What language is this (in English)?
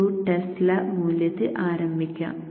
Malayalam